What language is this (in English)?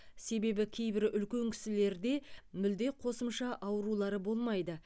Kazakh